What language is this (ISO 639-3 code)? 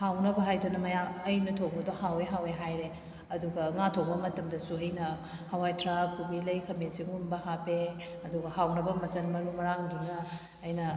mni